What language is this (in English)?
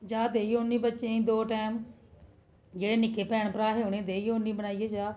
Dogri